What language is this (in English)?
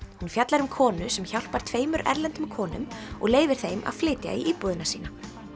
Icelandic